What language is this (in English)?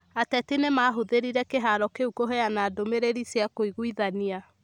Kikuyu